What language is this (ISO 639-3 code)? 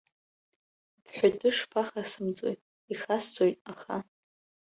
abk